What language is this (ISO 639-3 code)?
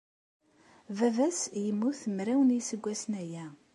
kab